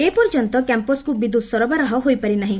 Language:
Odia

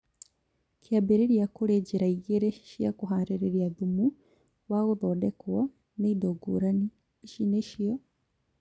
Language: Kikuyu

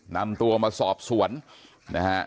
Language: Thai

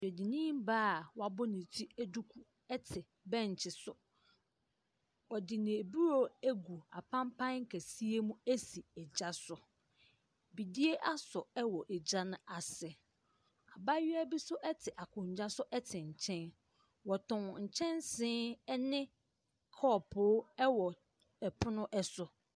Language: Akan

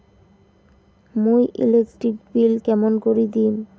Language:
Bangla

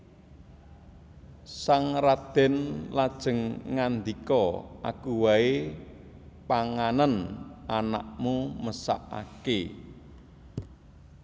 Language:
Javanese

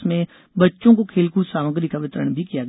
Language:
Hindi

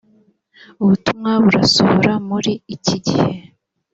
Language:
Kinyarwanda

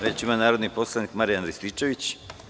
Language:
Serbian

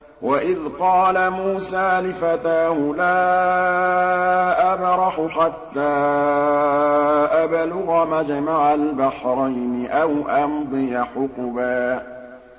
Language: Arabic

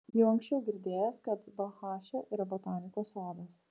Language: Lithuanian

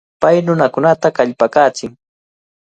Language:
Cajatambo North Lima Quechua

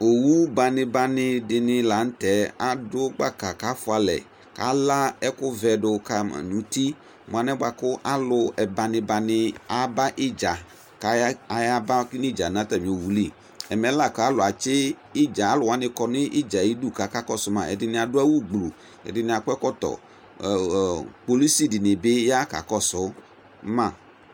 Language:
Ikposo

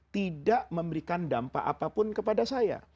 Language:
Indonesian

